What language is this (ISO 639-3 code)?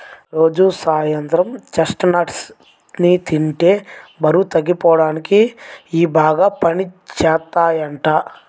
tel